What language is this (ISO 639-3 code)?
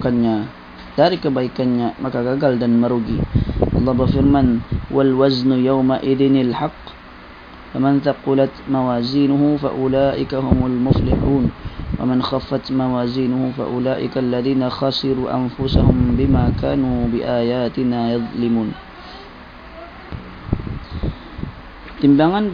msa